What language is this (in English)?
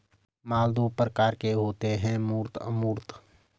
Hindi